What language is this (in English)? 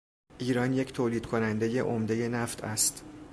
Persian